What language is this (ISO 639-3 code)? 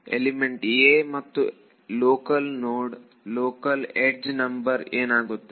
kan